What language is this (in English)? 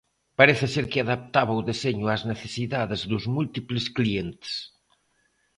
Galician